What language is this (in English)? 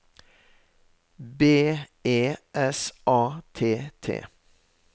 Norwegian